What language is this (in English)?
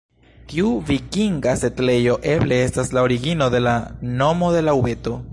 Esperanto